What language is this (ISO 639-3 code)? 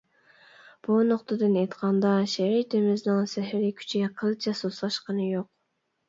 uig